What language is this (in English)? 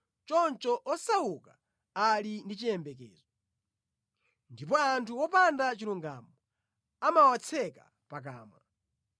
Nyanja